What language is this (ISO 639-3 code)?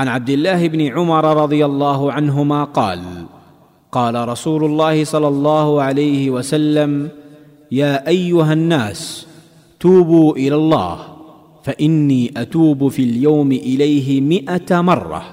fil